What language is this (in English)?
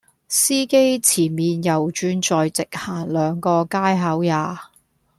Cantonese